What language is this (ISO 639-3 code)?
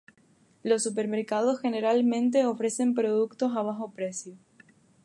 spa